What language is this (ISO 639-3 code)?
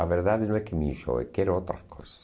por